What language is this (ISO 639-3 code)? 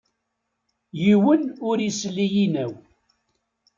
kab